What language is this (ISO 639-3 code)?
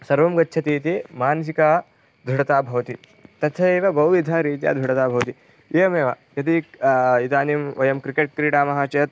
san